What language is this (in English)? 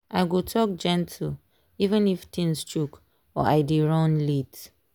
Nigerian Pidgin